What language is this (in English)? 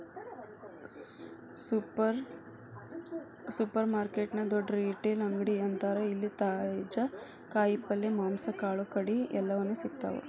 Kannada